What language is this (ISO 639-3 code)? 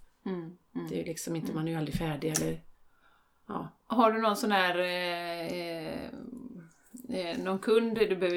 swe